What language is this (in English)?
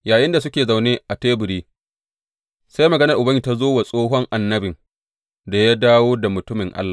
Hausa